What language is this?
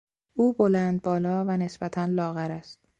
Persian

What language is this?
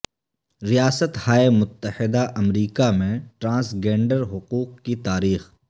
Urdu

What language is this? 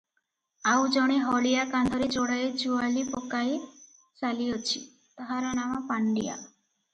Odia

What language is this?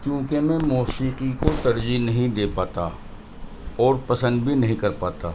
Urdu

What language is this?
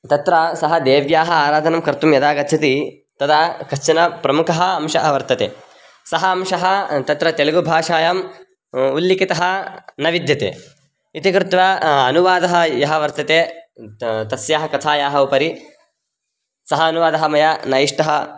Sanskrit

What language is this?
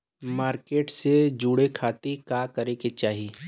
Bhojpuri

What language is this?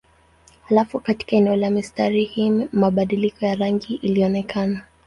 Swahili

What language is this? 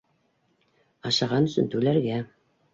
Bashkir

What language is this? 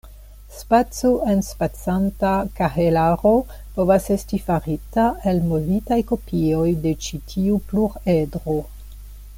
Esperanto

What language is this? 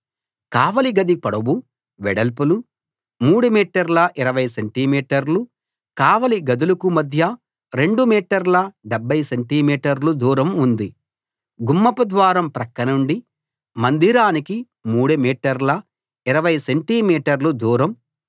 Telugu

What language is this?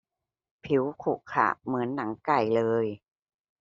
Thai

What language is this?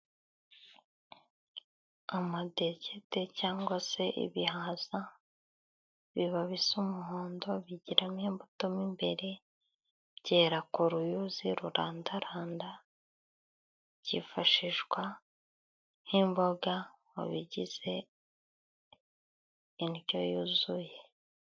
Kinyarwanda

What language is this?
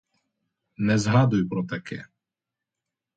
Ukrainian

